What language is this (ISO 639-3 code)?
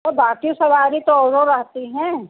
hin